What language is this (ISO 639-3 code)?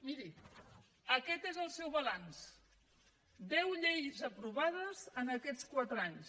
cat